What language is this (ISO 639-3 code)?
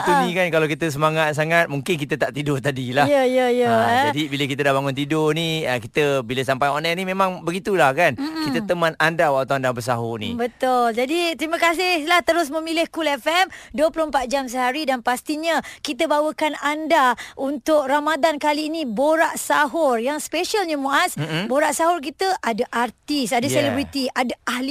msa